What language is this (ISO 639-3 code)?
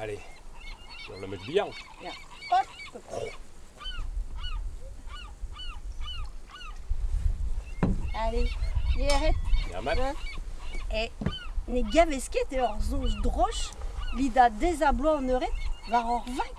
fra